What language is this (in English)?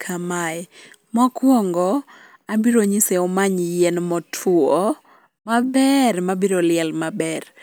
Luo (Kenya and Tanzania)